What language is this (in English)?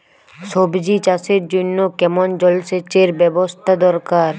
Bangla